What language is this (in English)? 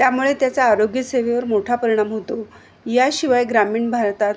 Marathi